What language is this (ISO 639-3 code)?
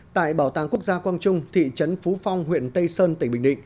vie